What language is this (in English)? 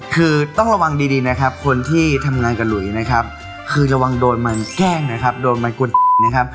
Thai